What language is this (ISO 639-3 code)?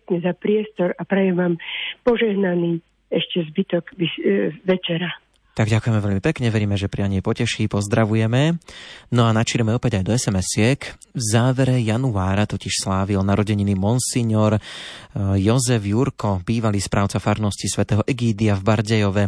slk